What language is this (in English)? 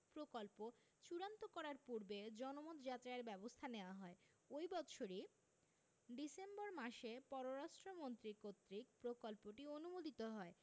Bangla